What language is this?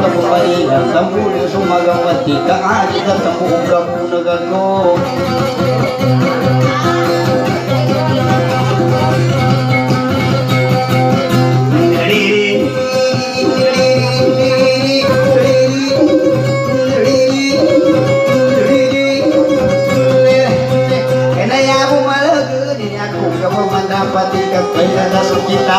Indonesian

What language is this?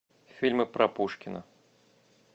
Russian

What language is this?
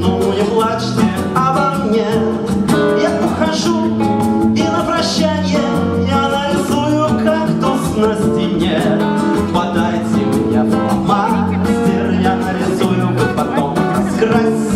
Ukrainian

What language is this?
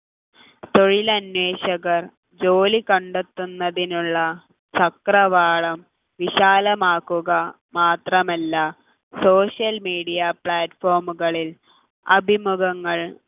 Malayalam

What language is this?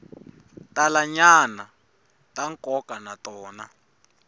Tsonga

